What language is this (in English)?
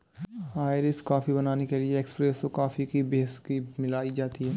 Hindi